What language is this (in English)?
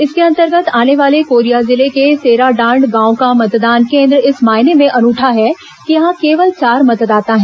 Hindi